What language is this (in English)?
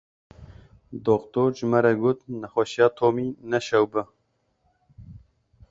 Kurdish